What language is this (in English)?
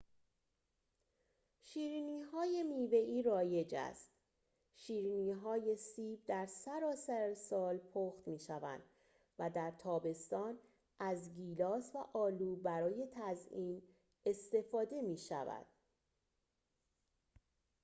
Persian